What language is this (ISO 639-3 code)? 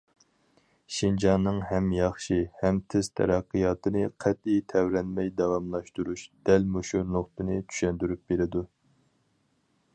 uig